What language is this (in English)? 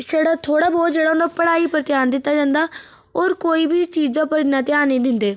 Dogri